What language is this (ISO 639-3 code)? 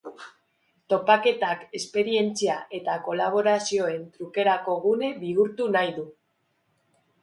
eus